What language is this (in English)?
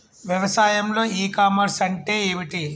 Telugu